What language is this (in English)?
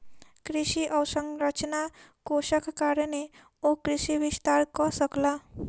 Maithili